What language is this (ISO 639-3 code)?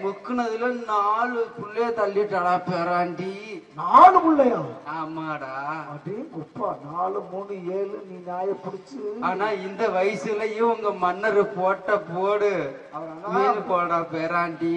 tam